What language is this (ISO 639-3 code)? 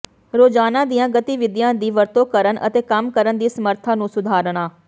pan